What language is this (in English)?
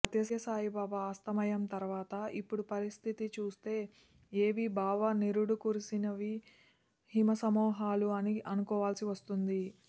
Telugu